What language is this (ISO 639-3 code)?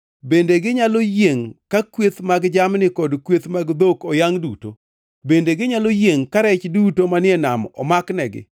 luo